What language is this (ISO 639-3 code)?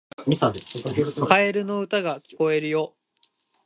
jpn